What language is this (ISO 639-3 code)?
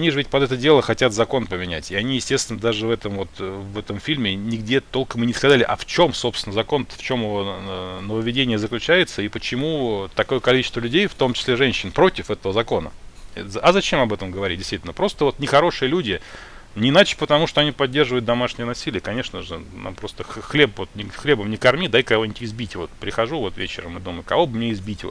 rus